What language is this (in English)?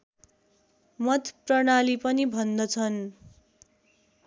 Nepali